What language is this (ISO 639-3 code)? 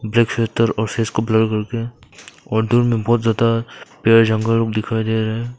hin